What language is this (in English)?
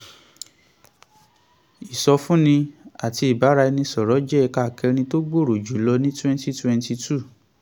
Yoruba